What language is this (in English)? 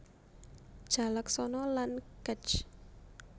Javanese